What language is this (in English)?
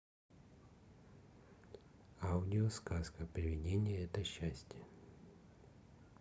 Russian